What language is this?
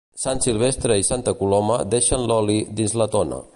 Catalan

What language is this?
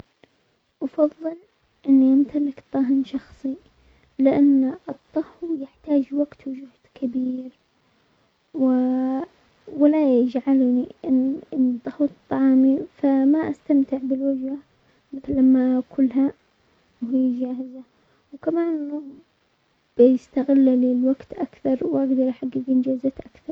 Omani Arabic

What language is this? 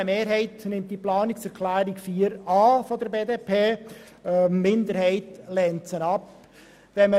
Swiss German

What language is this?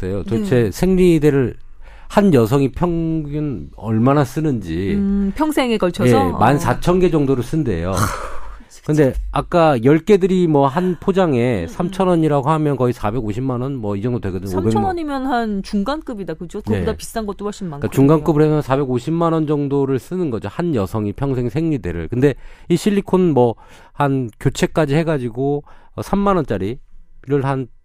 Korean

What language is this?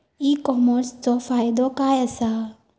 Marathi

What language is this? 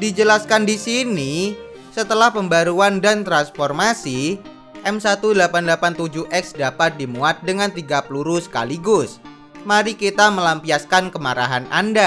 Indonesian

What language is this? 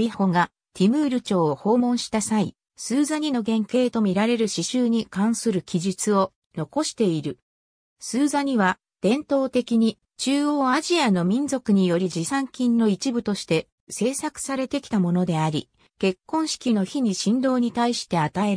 Japanese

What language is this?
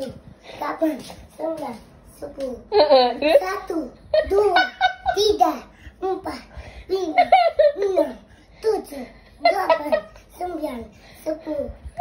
Indonesian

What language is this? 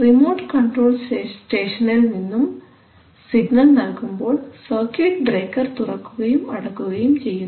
Malayalam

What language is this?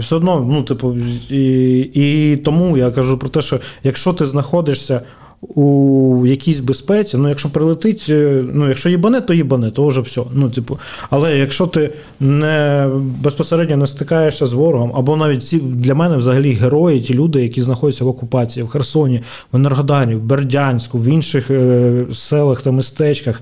Ukrainian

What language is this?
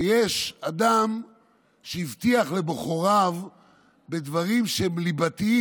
Hebrew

